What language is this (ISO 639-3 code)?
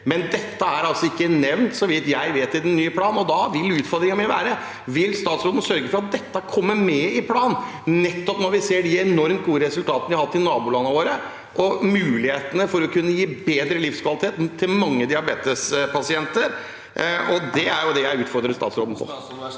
nor